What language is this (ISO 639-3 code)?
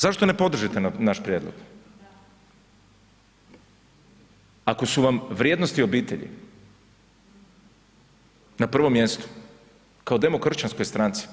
hrv